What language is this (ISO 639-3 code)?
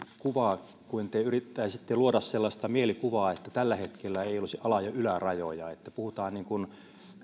fin